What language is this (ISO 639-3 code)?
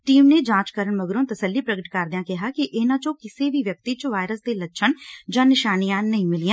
pan